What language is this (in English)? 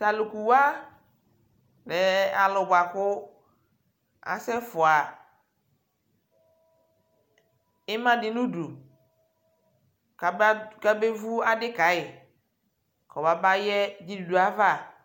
Ikposo